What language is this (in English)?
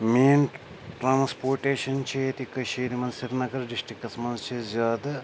Kashmiri